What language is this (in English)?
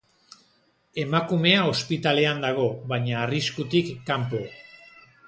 Basque